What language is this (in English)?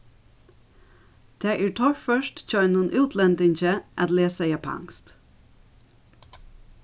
Faroese